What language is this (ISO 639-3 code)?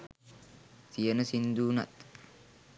sin